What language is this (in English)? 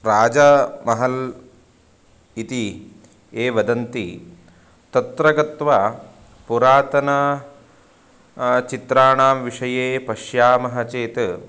Sanskrit